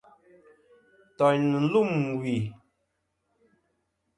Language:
Kom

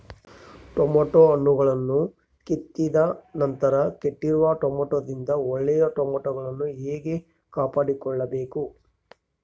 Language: Kannada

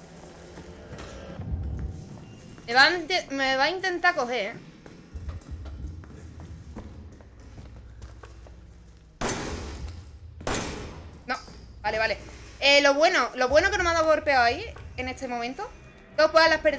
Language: Spanish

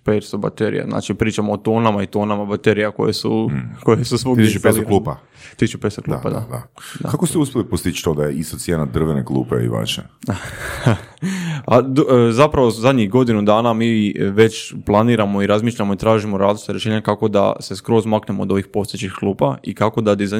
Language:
Croatian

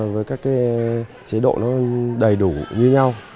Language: Vietnamese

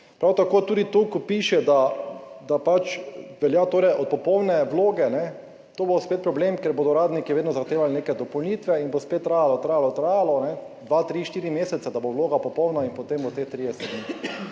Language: Slovenian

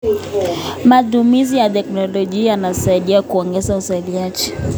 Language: Kalenjin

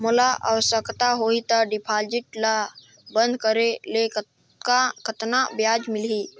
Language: Chhattisgarhi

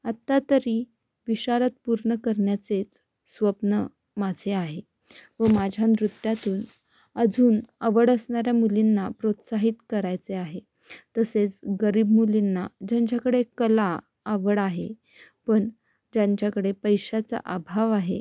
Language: Marathi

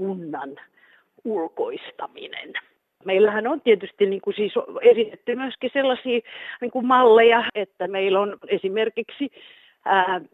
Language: Finnish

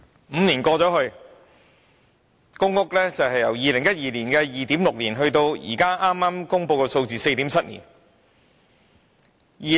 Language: Cantonese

